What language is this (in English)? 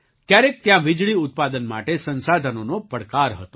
Gujarati